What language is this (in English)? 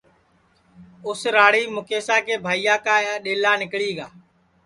Sansi